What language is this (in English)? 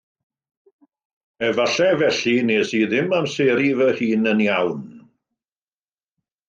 Welsh